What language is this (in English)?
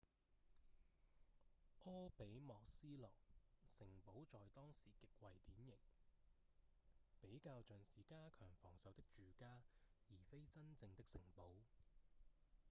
Cantonese